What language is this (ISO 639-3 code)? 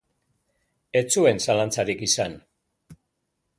eus